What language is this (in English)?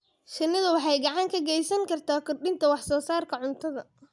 Somali